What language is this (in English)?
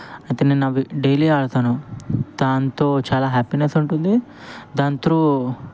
Telugu